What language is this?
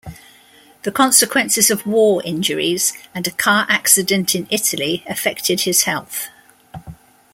English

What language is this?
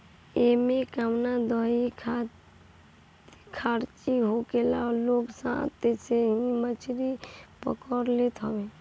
Bhojpuri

